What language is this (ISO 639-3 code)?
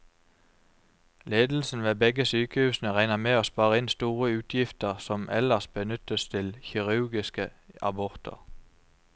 nor